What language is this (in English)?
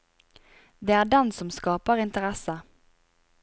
Norwegian